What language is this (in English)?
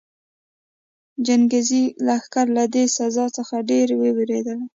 Pashto